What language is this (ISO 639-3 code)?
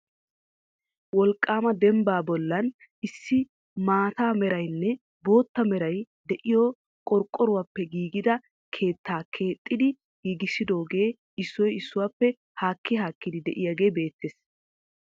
wal